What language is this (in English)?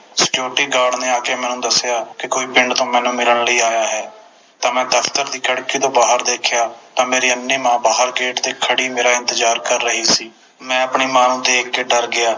Punjabi